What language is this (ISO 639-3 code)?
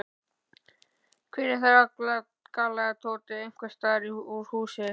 isl